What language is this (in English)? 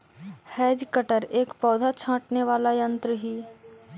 Magahi